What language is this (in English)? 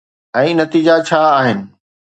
Sindhi